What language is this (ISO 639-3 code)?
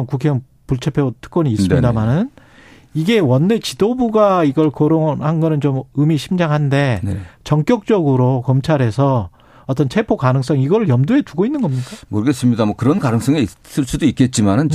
kor